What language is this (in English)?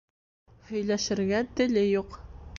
Bashkir